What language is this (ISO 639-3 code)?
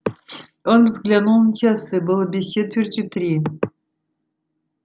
rus